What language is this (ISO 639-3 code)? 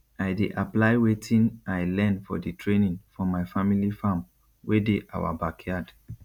pcm